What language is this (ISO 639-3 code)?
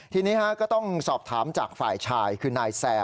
tha